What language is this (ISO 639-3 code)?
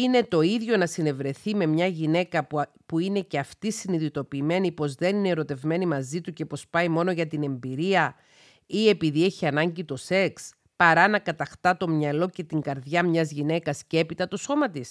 ell